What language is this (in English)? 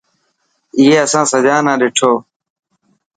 Dhatki